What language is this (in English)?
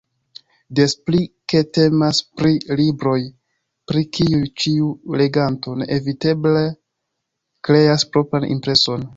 Esperanto